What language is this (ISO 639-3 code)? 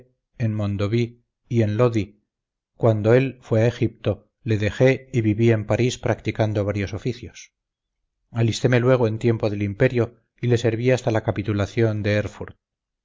spa